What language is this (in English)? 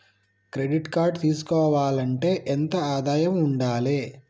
Telugu